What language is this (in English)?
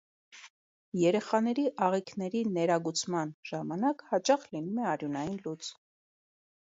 Armenian